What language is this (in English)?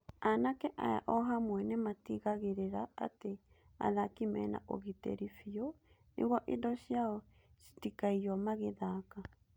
Kikuyu